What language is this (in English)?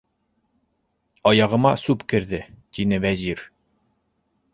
Bashkir